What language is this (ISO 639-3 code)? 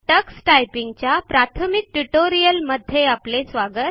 mar